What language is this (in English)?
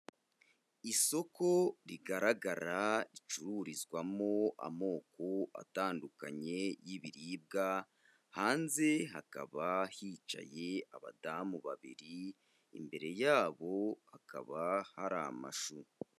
Kinyarwanda